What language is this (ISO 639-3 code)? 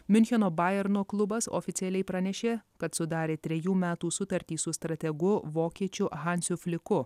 lit